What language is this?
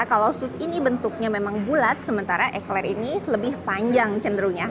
Indonesian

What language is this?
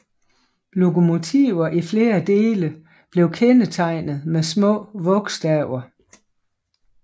Danish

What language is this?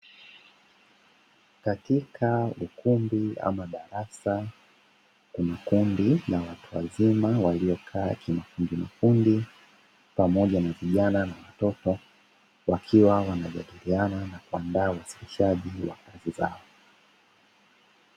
Swahili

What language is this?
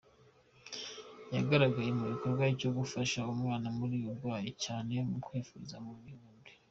Kinyarwanda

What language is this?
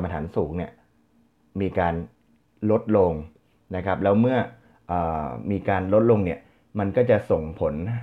Thai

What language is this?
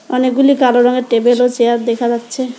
Bangla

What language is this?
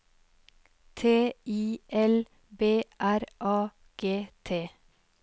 Norwegian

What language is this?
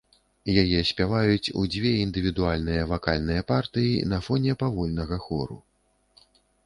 Belarusian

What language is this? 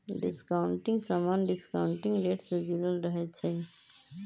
Magahi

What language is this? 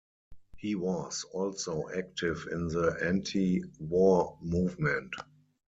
English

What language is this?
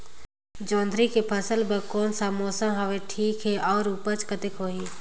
Chhattisgarhi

